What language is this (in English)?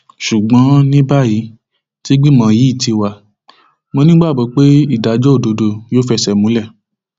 Yoruba